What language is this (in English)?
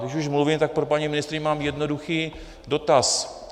Czech